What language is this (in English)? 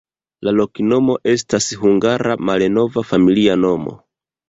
Esperanto